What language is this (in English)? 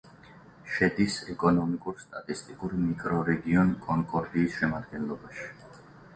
Georgian